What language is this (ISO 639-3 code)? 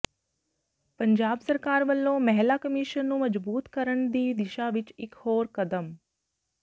pan